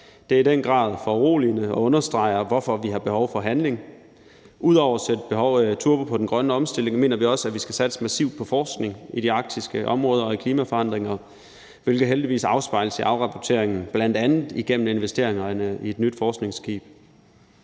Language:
Danish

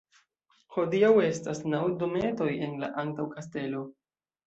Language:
Esperanto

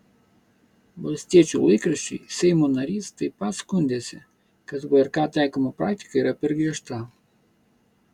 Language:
Lithuanian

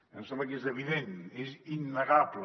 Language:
Catalan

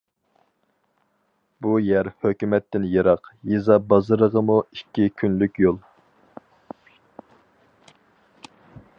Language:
Uyghur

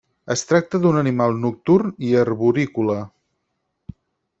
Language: Catalan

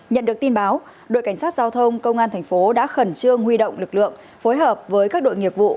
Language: Vietnamese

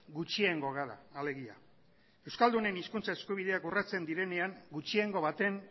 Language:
Basque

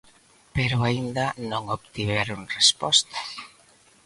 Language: Galician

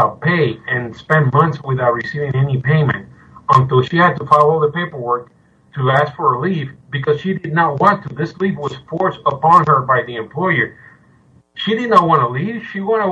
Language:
English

